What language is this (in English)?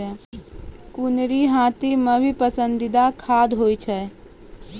Maithili